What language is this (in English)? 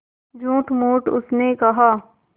Hindi